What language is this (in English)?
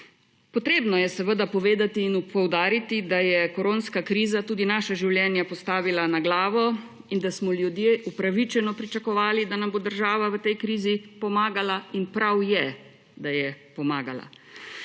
Slovenian